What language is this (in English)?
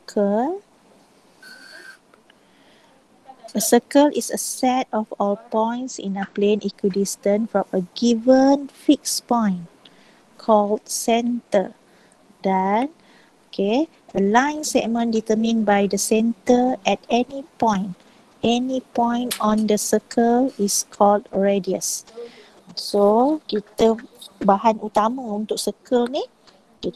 Malay